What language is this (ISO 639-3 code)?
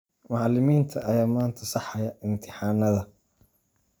som